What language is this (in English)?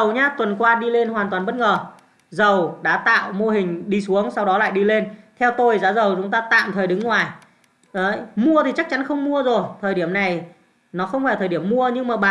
Vietnamese